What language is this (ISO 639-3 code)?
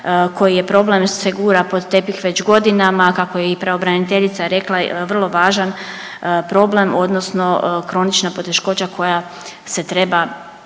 hrv